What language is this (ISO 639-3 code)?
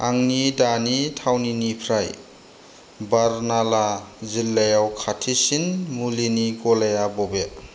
brx